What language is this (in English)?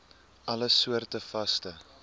Afrikaans